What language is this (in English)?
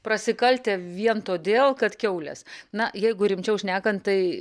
Lithuanian